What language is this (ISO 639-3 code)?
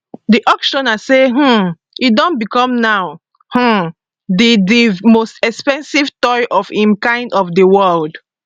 pcm